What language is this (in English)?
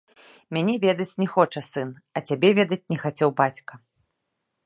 Belarusian